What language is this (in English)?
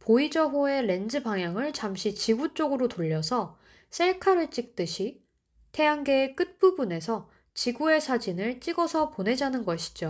Korean